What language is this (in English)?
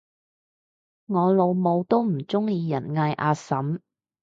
Cantonese